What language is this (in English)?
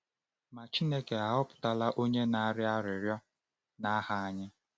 Igbo